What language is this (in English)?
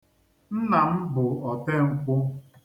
Igbo